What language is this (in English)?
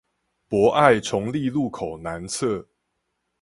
Chinese